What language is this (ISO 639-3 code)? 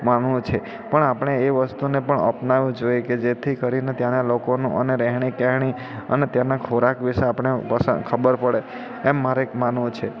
guj